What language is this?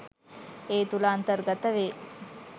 Sinhala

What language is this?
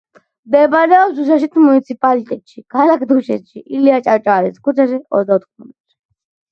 Georgian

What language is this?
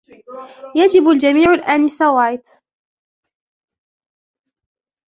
Arabic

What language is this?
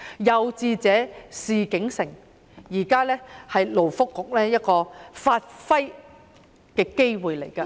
Cantonese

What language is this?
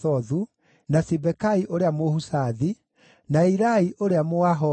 Kikuyu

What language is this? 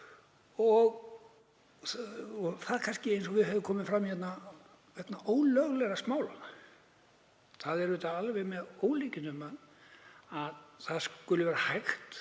Icelandic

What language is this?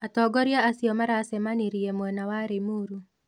Kikuyu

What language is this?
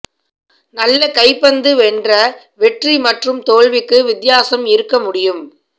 Tamil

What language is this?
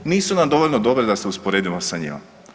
Croatian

